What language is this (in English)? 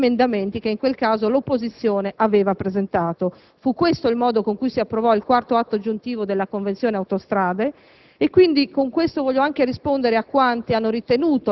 Italian